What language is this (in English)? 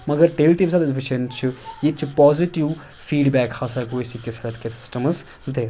Kashmiri